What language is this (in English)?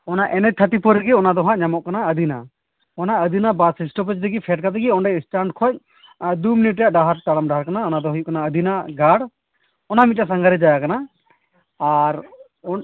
Santali